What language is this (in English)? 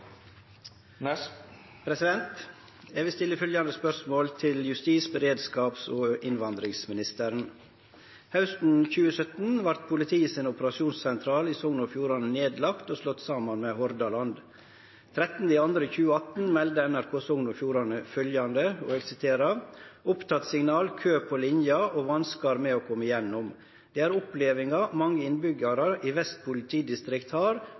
Norwegian Nynorsk